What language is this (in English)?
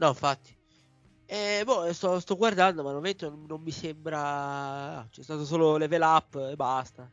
Italian